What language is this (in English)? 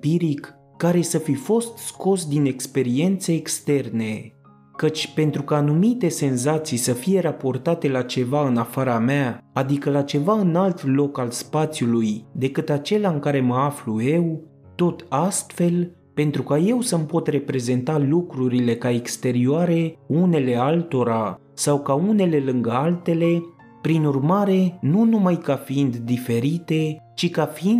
Romanian